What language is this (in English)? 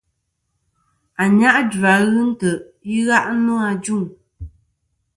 Kom